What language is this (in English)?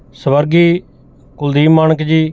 Punjabi